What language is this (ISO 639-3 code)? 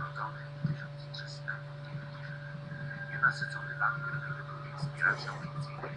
pol